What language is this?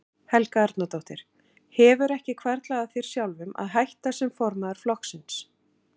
Icelandic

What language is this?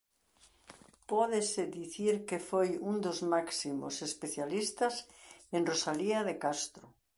Galician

